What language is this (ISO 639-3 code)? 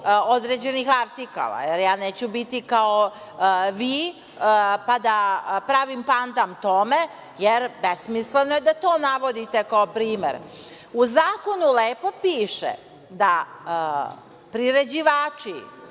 srp